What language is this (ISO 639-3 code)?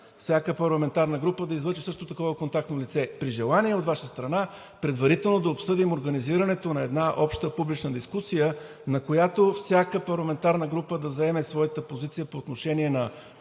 bul